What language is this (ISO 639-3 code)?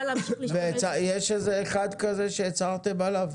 heb